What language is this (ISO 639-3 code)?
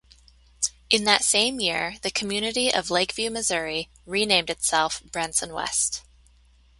eng